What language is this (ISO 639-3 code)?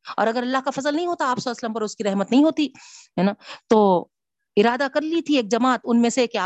urd